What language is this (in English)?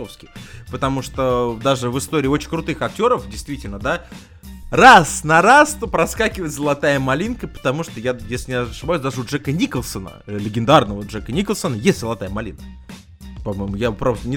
Russian